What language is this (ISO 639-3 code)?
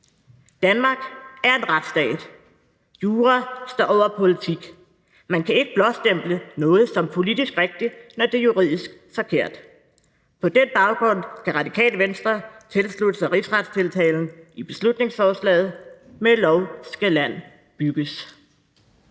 dan